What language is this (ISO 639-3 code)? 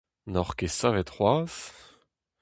bre